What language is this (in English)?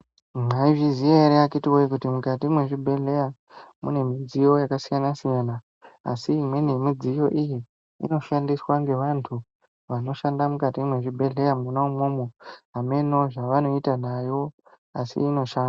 Ndau